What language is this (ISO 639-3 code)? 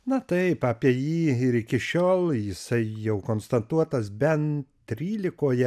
lit